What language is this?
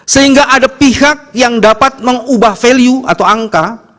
Indonesian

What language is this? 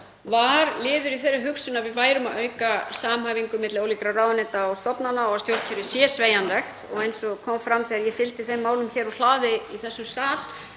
Icelandic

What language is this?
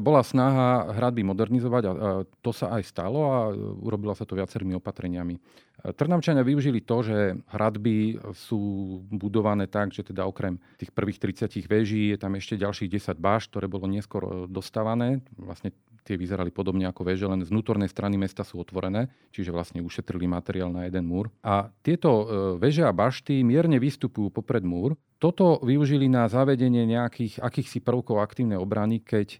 Slovak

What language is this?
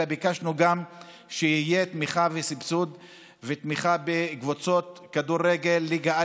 Hebrew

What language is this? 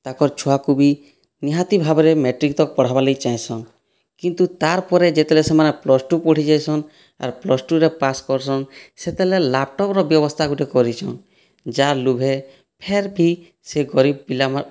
Odia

